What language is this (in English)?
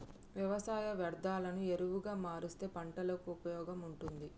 Telugu